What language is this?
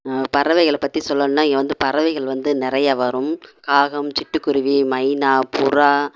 Tamil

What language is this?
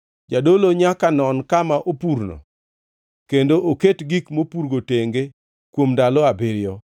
Luo (Kenya and Tanzania)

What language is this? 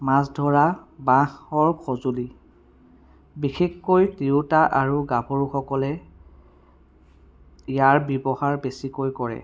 Assamese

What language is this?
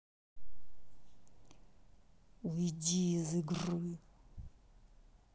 Russian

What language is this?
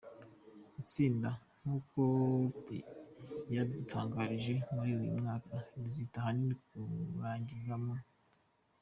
Kinyarwanda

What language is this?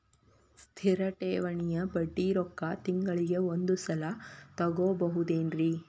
Kannada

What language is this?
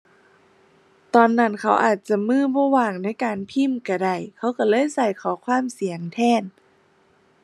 Thai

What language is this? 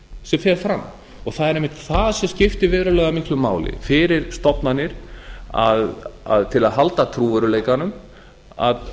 Icelandic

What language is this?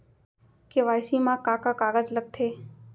Chhattisgarhi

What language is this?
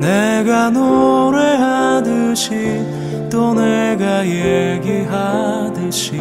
Korean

